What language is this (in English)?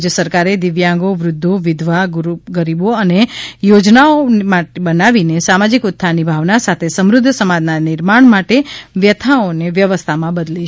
Gujarati